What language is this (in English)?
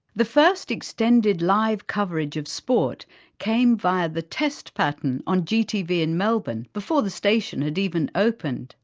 English